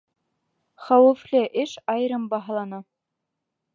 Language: Bashkir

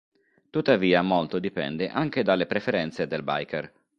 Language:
Italian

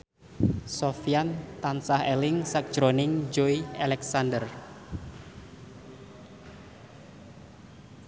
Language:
Javanese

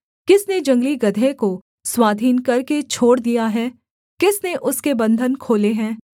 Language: Hindi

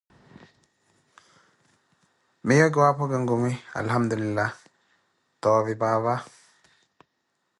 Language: Koti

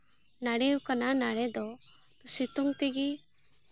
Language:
Santali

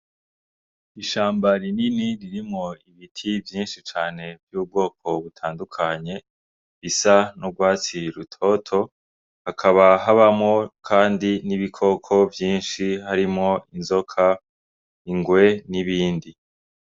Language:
Rundi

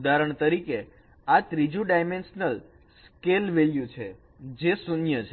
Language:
Gujarati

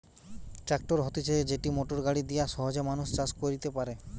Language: Bangla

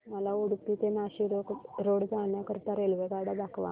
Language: Marathi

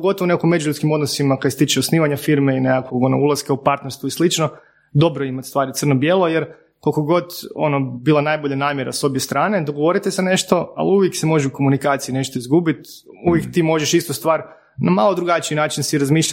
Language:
Croatian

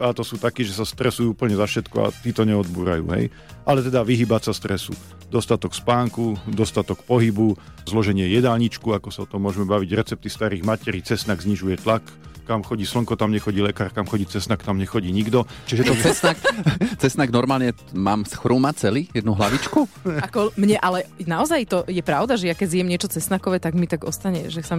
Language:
Slovak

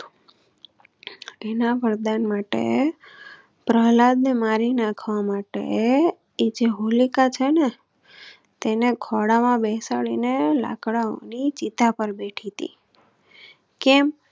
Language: Gujarati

